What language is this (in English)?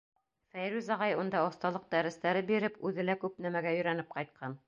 Bashkir